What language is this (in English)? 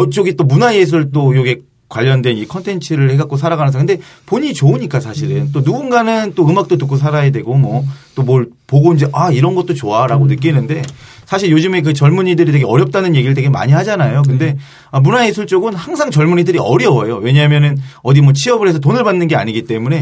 Korean